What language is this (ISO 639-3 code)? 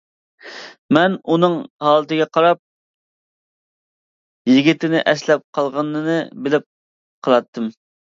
uig